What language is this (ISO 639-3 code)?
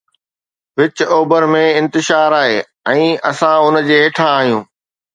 snd